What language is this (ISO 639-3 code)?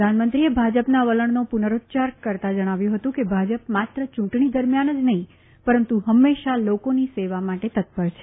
guj